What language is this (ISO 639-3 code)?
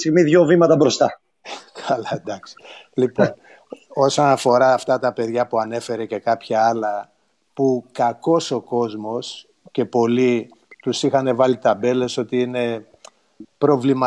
ell